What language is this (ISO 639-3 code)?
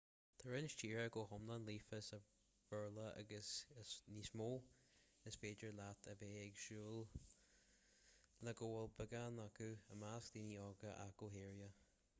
gle